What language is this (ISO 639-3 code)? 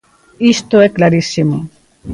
glg